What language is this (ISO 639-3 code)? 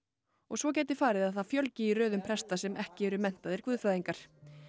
isl